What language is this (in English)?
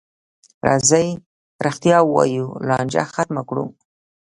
Pashto